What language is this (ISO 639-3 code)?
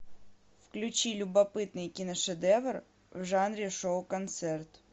rus